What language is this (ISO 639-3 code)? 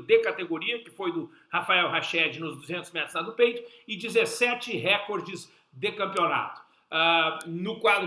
por